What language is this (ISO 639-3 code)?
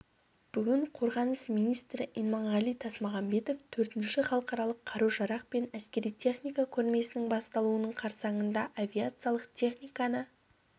kaz